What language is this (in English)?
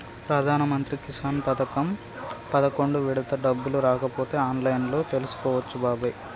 Telugu